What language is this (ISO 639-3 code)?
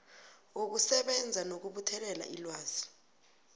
nbl